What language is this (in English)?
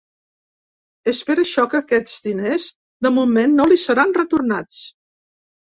Catalan